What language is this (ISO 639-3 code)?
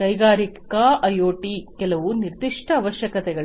kan